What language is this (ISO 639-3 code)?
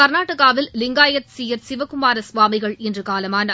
tam